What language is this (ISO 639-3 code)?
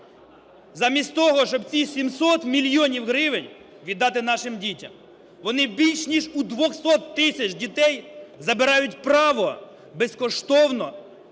ukr